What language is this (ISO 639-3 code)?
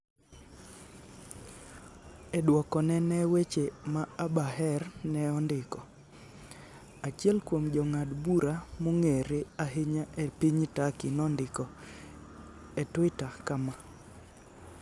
luo